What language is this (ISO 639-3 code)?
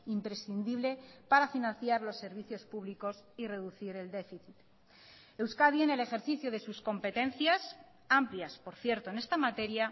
spa